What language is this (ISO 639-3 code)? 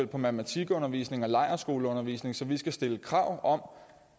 dan